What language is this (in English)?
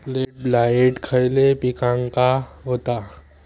Marathi